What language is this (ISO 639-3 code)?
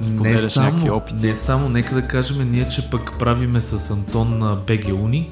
bul